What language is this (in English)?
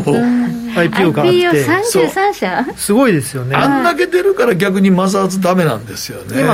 Japanese